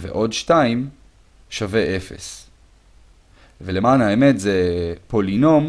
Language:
Hebrew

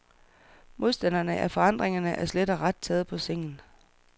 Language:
Danish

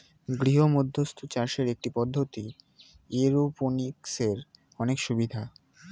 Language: Bangla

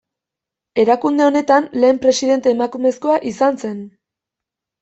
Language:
Basque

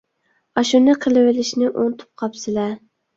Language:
Uyghur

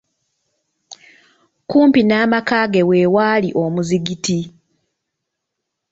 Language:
Ganda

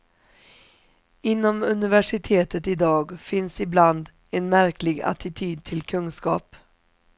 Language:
Swedish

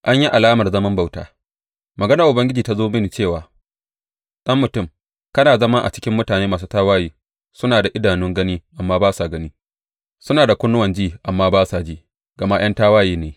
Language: Hausa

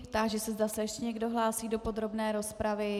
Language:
Czech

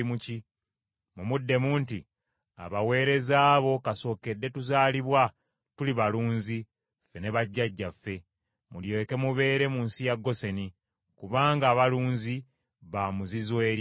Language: Ganda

